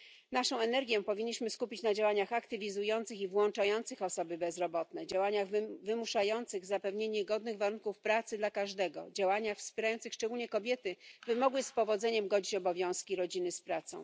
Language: Polish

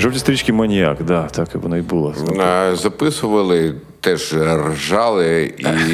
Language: Ukrainian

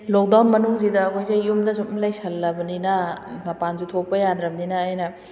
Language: Manipuri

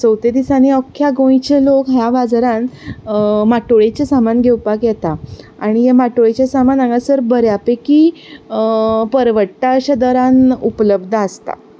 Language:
Konkani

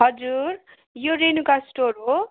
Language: Nepali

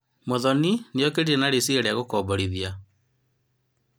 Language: Kikuyu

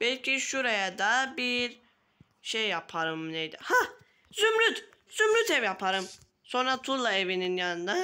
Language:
Turkish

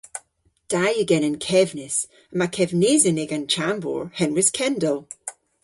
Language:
Cornish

